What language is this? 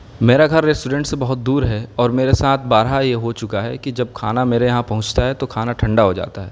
Urdu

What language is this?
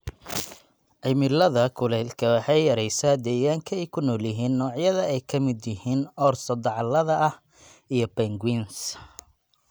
Somali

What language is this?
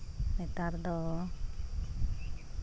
Santali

